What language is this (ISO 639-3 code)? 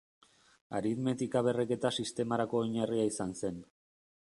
eus